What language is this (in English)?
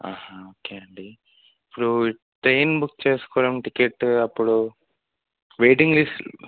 Telugu